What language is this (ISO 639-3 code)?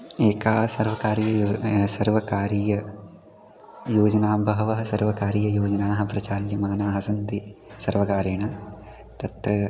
san